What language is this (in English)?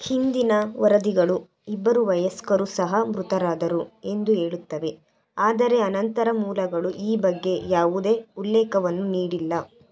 Kannada